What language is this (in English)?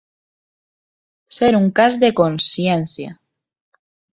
Catalan